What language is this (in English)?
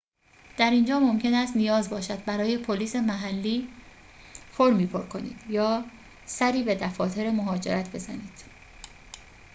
Persian